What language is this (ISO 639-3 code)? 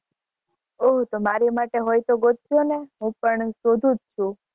guj